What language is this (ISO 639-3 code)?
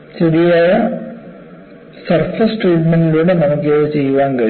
mal